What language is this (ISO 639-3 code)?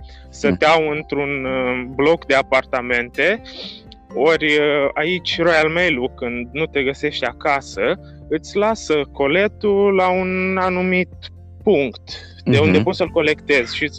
ron